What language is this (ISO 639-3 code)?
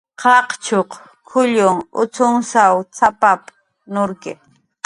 jqr